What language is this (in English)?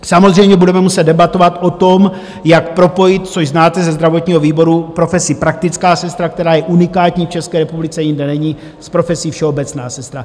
Czech